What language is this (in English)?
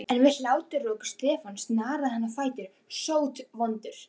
Icelandic